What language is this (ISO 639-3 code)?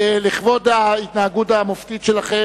heb